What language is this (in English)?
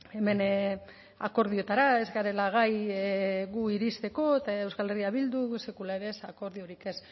Basque